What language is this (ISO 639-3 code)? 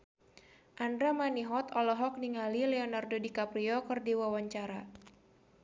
sun